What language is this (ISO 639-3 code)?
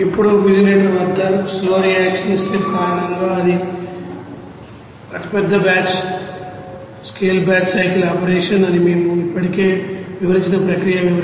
tel